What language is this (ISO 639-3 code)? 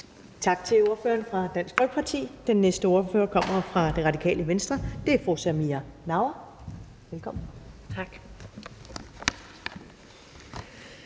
dan